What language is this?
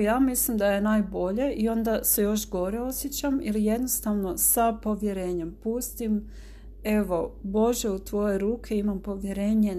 Croatian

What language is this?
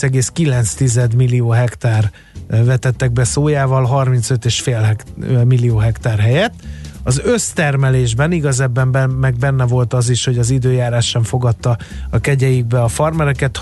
Hungarian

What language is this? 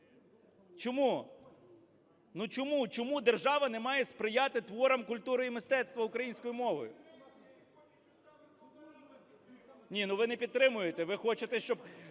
Ukrainian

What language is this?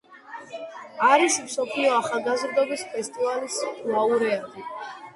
Georgian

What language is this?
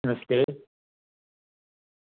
Dogri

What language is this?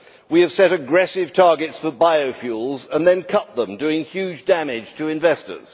English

